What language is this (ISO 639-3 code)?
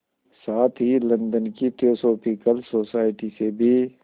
hin